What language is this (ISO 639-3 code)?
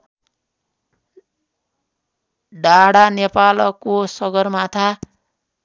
nep